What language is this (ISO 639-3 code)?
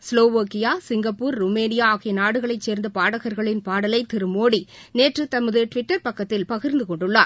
tam